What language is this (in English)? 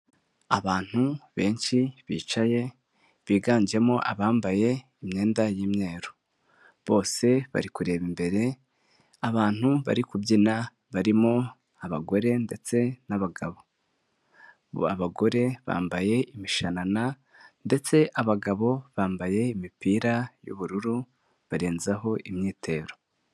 Kinyarwanda